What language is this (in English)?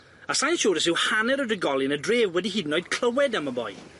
Welsh